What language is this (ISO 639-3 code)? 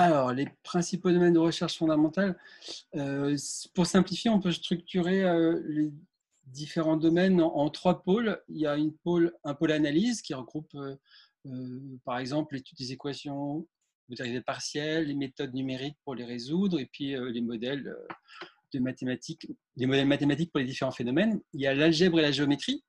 fra